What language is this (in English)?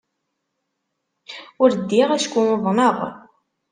Kabyle